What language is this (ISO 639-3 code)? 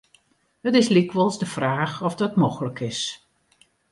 fry